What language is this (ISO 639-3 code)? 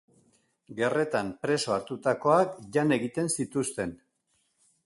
eus